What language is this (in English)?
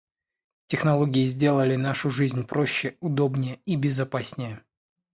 Russian